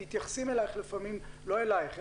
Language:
Hebrew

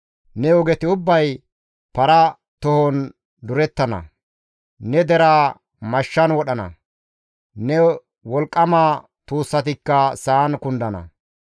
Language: Gamo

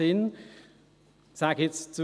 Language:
Swiss German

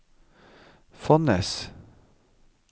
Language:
Norwegian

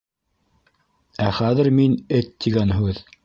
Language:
Bashkir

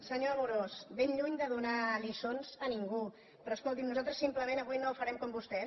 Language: Catalan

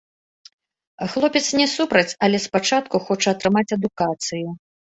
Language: Belarusian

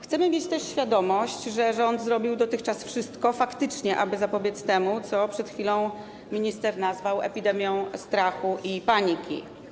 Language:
Polish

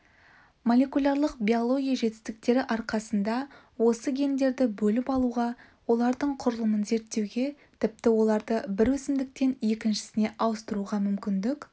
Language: Kazakh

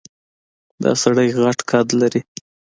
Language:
Pashto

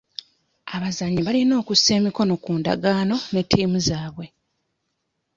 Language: Ganda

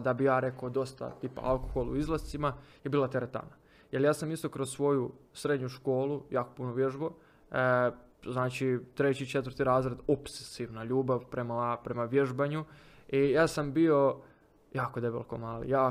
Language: Croatian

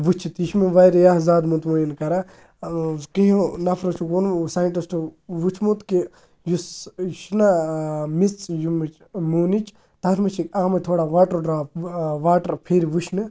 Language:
Kashmiri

